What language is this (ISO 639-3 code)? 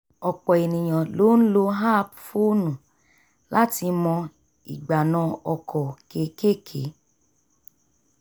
yor